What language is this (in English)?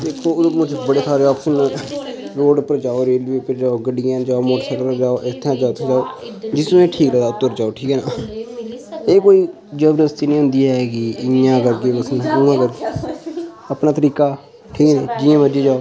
Dogri